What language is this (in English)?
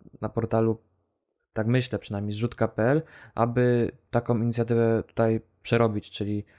Polish